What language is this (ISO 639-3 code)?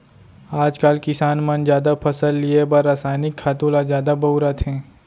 hne